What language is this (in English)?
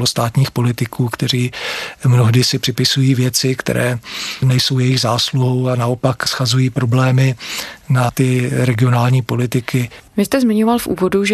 Czech